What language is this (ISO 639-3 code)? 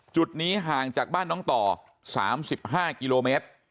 tha